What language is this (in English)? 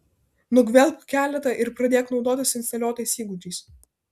Lithuanian